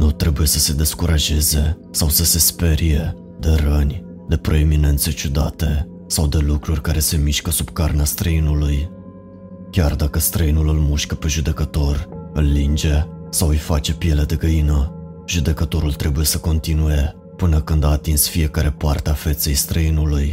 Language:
Romanian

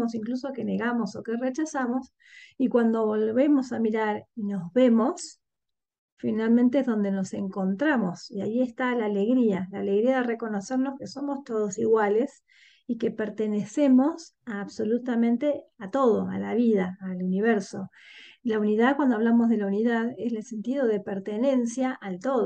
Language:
Spanish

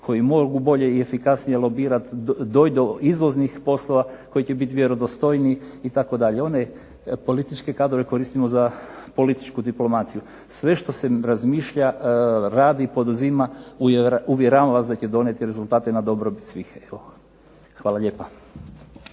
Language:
Croatian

